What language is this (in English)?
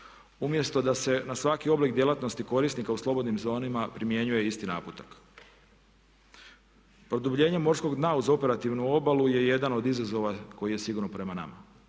Croatian